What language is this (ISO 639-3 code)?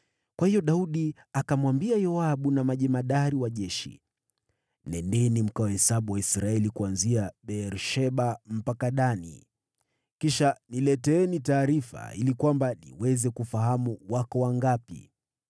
swa